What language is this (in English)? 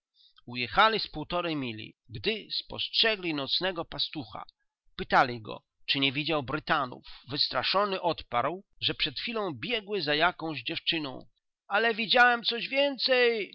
Polish